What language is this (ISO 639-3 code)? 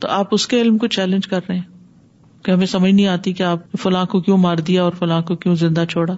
urd